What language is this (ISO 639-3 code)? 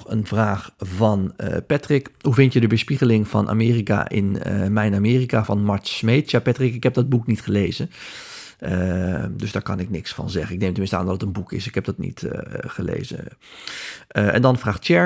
nld